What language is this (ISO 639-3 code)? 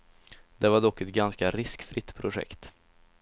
swe